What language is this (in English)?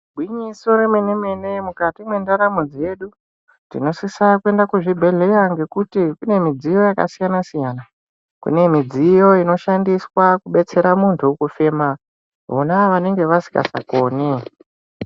Ndau